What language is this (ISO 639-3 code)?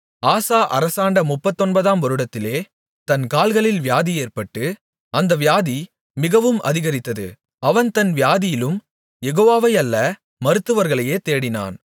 tam